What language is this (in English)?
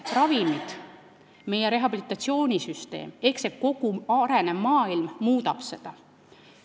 Estonian